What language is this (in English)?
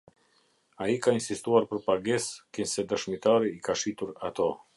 Albanian